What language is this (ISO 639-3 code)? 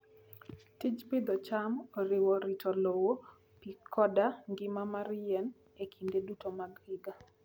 luo